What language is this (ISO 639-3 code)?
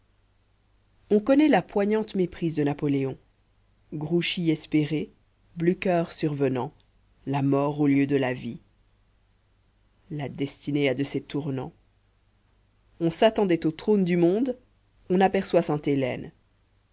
fra